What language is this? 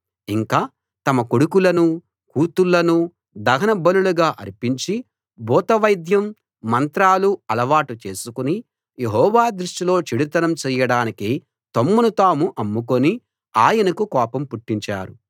Telugu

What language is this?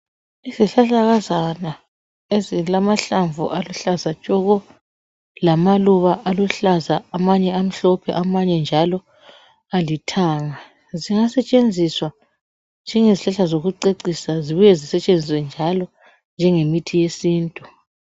North Ndebele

